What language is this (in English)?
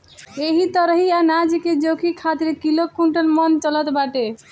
Bhojpuri